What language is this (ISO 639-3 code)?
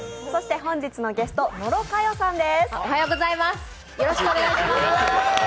jpn